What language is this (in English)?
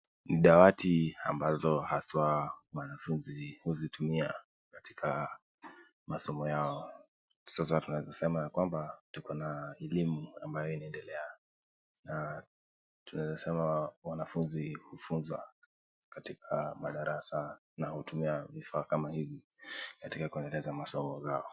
Swahili